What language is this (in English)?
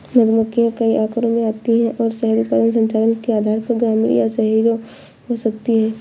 Hindi